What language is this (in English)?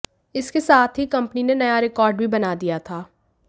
Hindi